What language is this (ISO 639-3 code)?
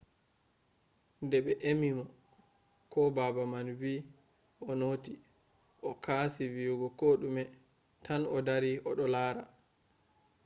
ful